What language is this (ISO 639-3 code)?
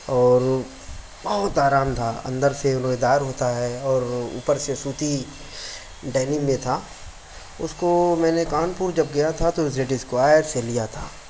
urd